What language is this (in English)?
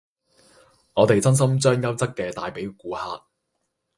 Cantonese